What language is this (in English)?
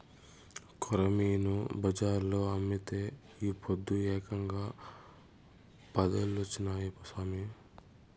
Telugu